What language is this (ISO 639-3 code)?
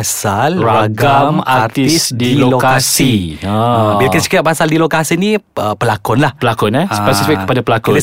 msa